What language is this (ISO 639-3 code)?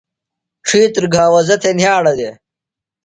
phl